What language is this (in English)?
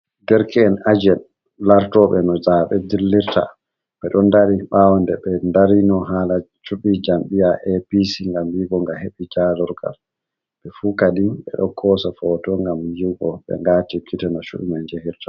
Fula